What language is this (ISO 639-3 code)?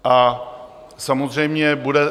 ces